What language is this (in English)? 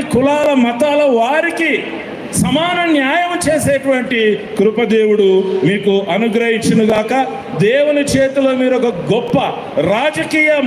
Telugu